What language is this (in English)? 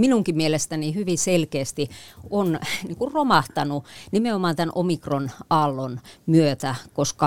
Finnish